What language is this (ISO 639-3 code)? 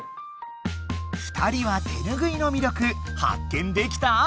jpn